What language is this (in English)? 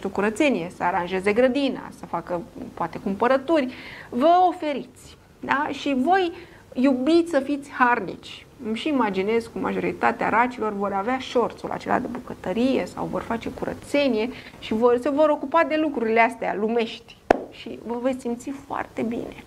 Romanian